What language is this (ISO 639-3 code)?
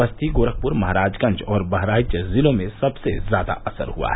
hin